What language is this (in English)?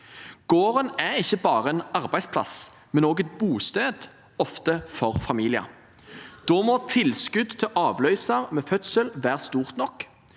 Norwegian